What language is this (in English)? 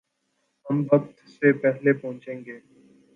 Urdu